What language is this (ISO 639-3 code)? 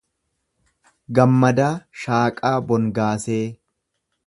orm